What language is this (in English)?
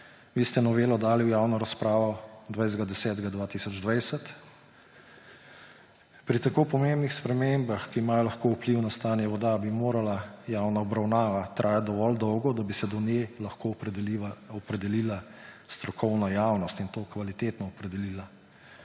Slovenian